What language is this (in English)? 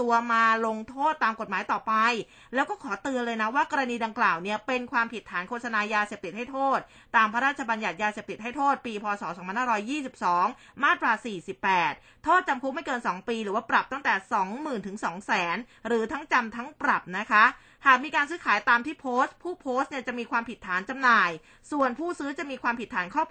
Thai